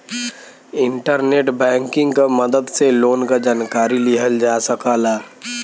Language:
Bhojpuri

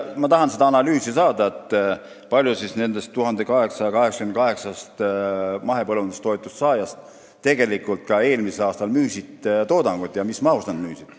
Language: Estonian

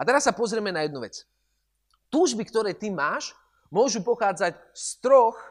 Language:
Slovak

